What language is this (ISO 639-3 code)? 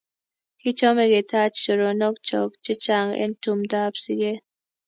kln